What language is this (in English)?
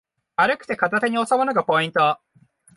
Japanese